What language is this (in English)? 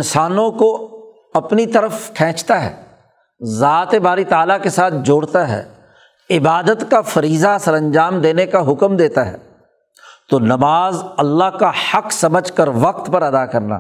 Urdu